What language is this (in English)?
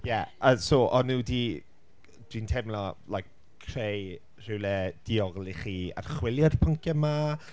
Welsh